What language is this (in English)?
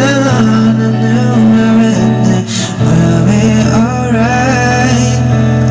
Korean